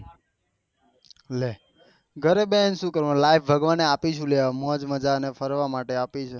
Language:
Gujarati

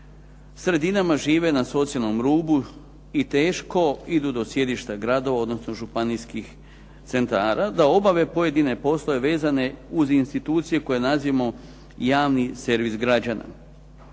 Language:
Croatian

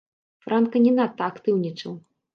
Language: Belarusian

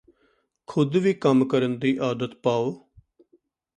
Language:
Punjabi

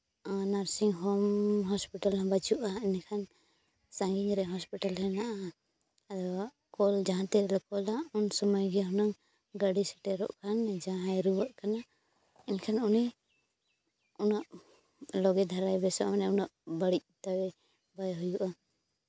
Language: Santali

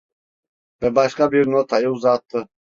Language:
Turkish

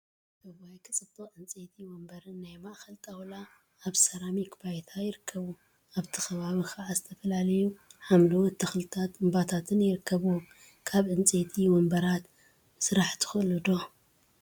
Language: Tigrinya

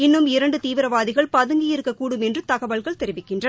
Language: Tamil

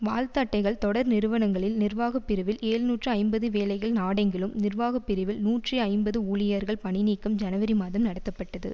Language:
Tamil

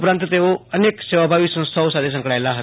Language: Gujarati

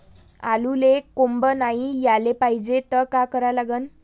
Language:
Marathi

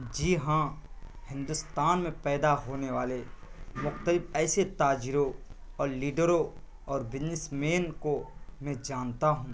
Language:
Urdu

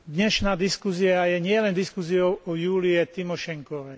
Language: Slovak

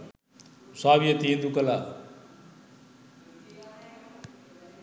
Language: Sinhala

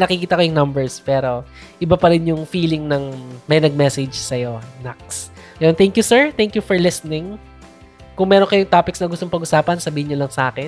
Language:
Filipino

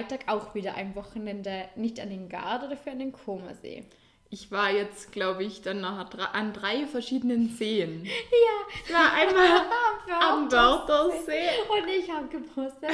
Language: German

